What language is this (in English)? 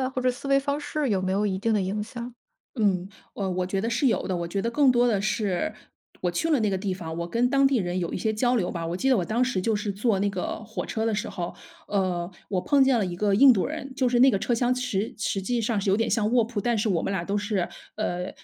Chinese